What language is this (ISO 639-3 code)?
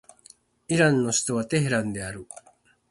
jpn